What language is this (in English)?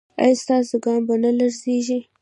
Pashto